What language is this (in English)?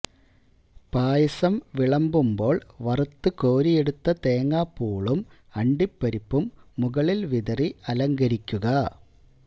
Malayalam